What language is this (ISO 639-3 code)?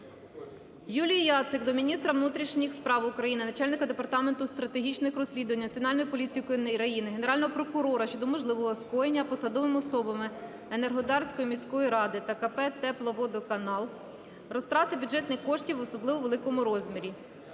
ukr